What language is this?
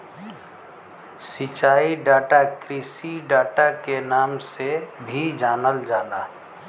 Bhojpuri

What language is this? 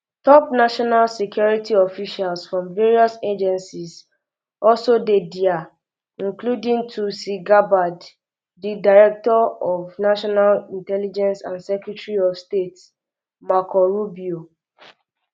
Nigerian Pidgin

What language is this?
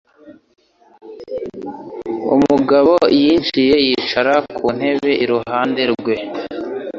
Kinyarwanda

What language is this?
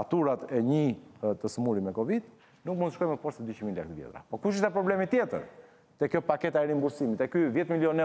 Romanian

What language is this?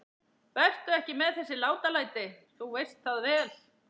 Icelandic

